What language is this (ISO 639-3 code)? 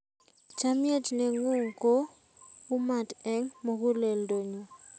kln